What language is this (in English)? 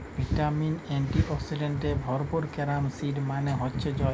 Bangla